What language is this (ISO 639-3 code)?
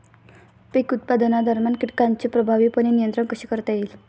mar